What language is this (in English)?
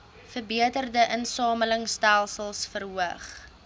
Afrikaans